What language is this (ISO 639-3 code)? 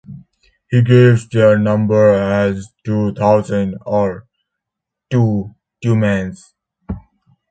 eng